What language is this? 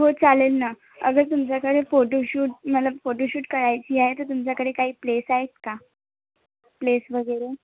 Marathi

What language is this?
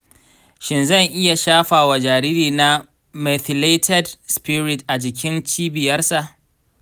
Hausa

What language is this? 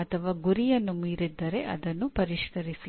Kannada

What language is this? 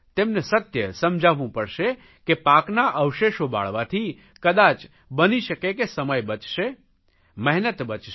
Gujarati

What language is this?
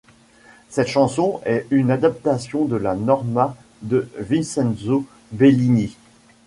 French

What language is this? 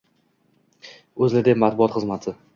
Uzbek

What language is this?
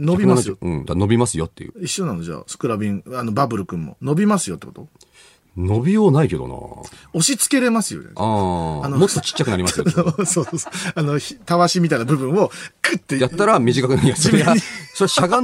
Japanese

